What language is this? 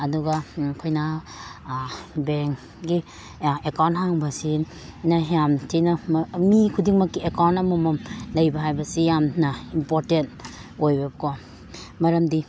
Manipuri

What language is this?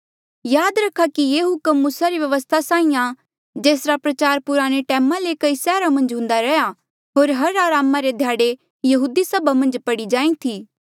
Mandeali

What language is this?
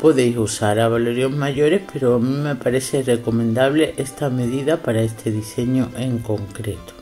Spanish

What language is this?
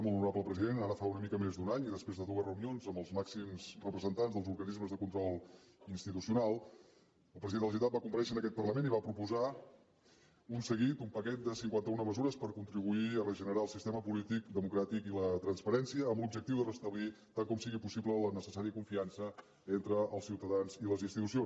Catalan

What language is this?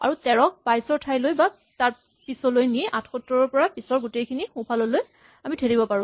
Assamese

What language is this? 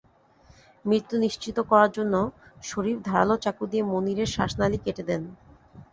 Bangla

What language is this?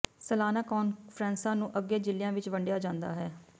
Punjabi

